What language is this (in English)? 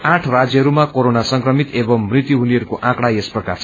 Nepali